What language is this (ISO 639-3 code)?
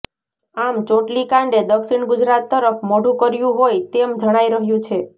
guj